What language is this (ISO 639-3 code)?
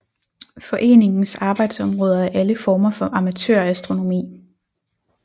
dan